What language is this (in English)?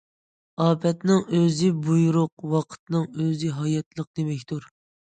Uyghur